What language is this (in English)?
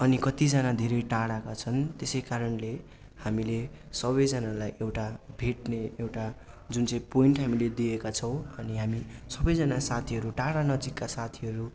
Nepali